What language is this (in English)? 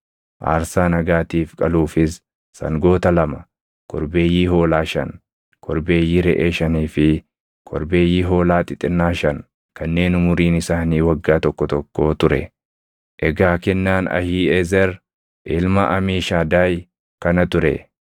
Oromo